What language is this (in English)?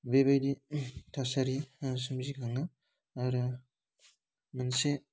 Bodo